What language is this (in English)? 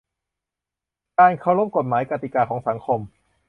Thai